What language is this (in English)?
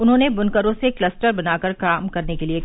Hindi